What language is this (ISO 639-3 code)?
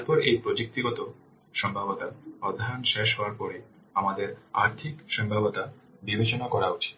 ben